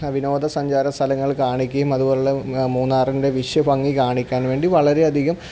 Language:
Malayalam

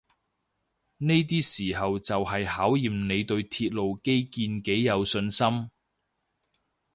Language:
Cantonese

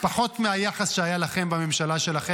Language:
Hebrew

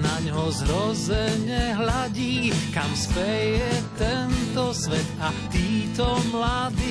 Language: Slovak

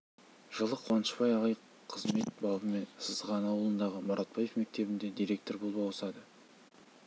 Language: Kazakh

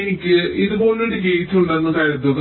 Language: Malayalam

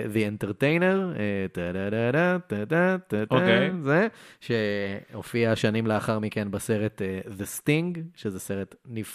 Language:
Hebrew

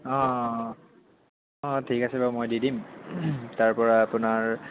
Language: Assamese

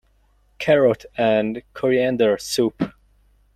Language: English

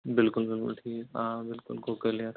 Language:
Kashmiri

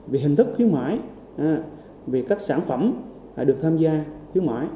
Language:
Vietnamese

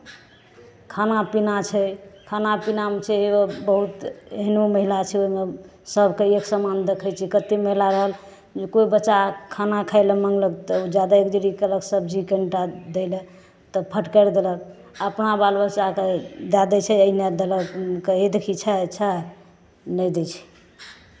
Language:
Maithili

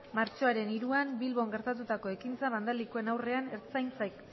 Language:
Basque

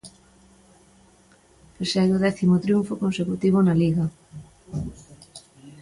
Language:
Galician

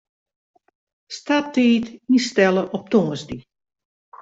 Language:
Western Frisian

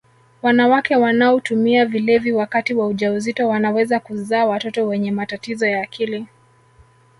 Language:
Swahili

